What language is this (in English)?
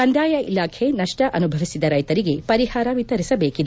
Kannada